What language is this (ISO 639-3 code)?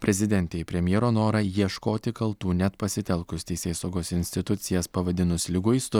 lit